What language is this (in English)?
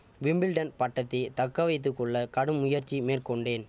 Tamil